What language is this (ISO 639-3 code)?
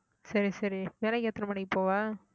tam